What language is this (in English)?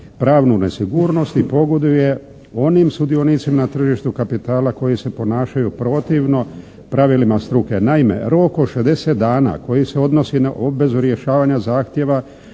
Croatian